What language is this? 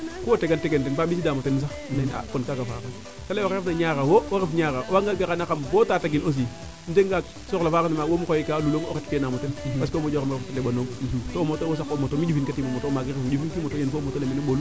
Serer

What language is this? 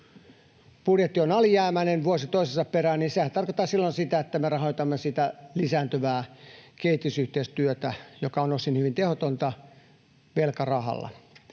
Finnish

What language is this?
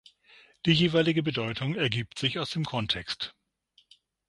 German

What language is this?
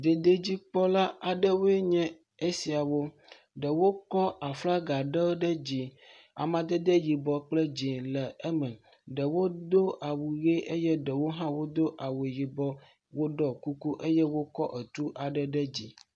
Ewe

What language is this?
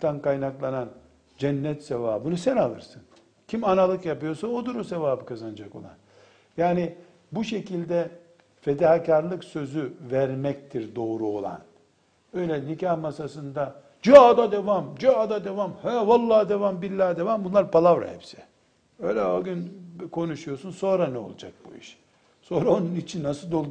Turkish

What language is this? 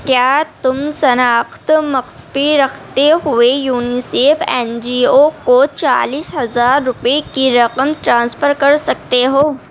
Urdu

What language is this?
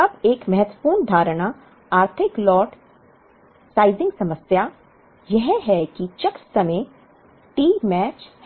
Hindi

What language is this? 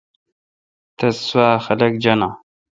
Kalkoti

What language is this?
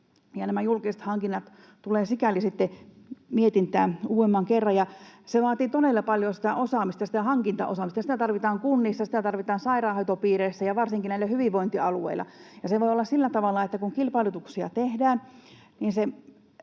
Finnish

